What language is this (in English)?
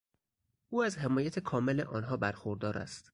Persian